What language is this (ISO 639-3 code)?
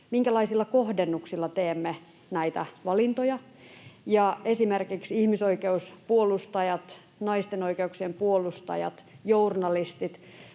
fin